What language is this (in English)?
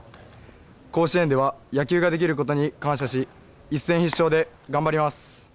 Japanese